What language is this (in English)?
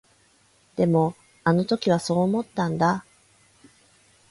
Japanese